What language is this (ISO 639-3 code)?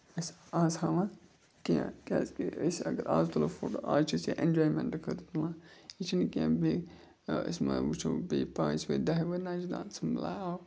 kas